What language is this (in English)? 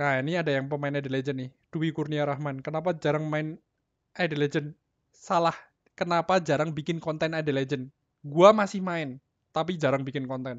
Indonesian